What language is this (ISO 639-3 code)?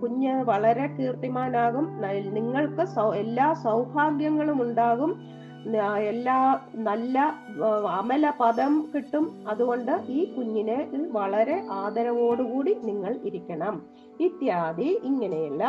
mal